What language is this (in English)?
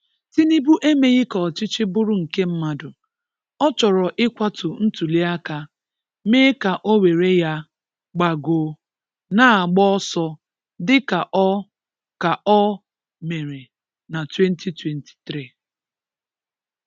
Igbo